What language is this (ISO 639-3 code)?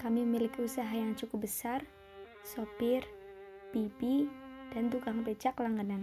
ind